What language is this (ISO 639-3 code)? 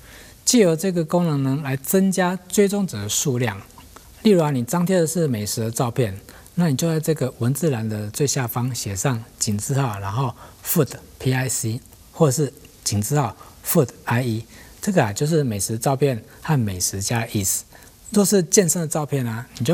zho